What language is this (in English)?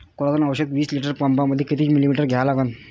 Marathi